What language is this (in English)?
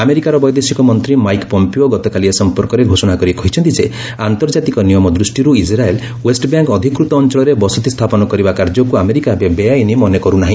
Odia